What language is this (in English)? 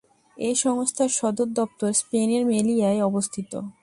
Bangla